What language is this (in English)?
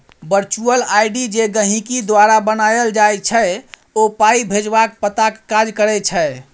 Maithili